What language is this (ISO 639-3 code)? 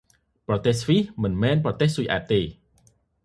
khm